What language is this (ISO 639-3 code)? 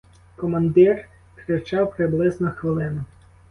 ukr